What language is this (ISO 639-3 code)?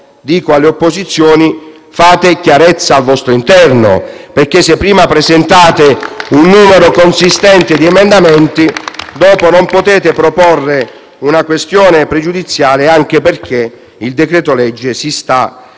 ita